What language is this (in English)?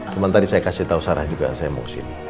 Indonesian